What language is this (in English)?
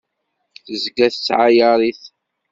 Kabyle